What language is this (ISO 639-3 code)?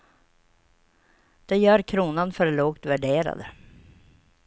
swe